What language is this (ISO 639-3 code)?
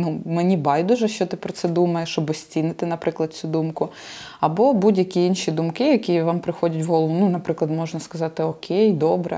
ukr